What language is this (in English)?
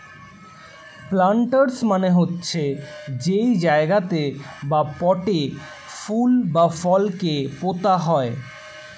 Bangla